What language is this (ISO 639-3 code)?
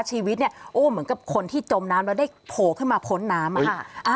tha